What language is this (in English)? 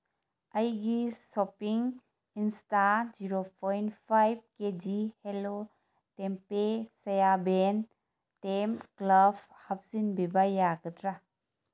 Manipuri